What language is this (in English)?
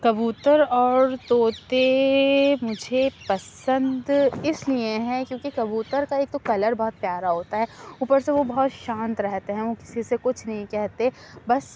Urdu